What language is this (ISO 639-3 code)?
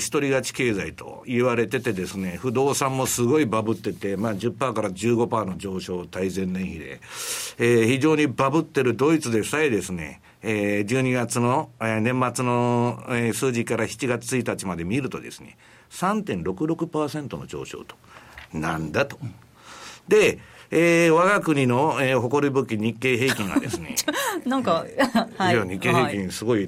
jpn